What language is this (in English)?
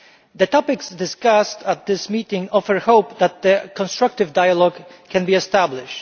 English